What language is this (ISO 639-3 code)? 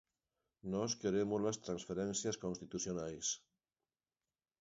glg